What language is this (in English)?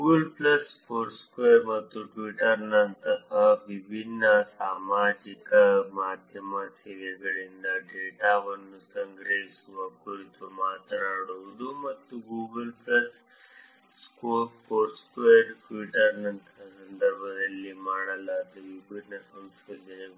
Kannada